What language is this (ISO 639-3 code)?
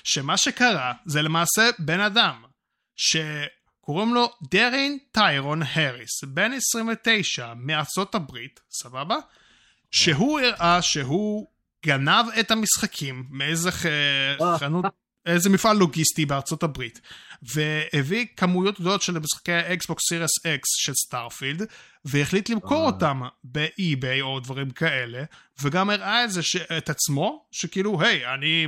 heb